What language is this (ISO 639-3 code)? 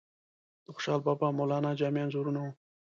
pus